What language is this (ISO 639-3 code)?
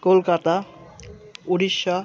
ben